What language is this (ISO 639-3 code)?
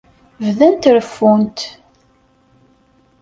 kab